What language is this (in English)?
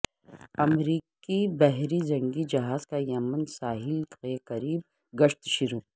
Urdu